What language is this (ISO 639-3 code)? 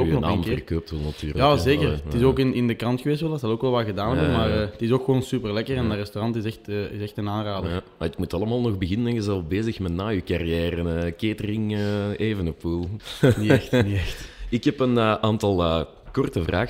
nld